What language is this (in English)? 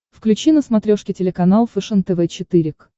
Russian